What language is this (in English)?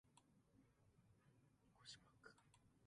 Japanese